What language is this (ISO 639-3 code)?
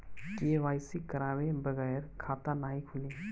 bho